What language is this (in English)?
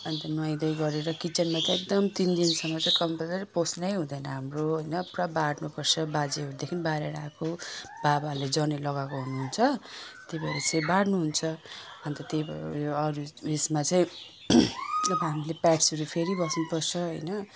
Nepali